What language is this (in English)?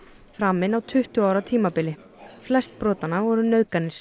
Icelandic